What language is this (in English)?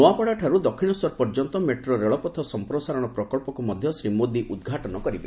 Odia